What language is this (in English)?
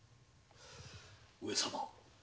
Japanese